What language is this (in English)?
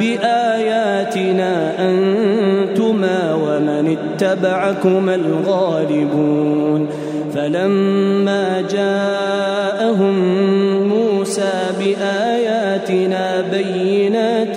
Arabic